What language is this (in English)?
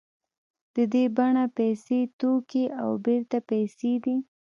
Pashto